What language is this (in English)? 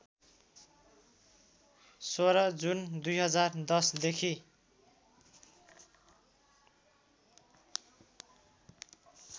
Nepali